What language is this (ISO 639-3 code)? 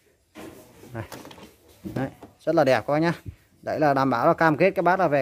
vie